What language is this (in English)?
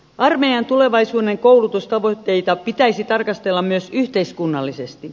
Finnish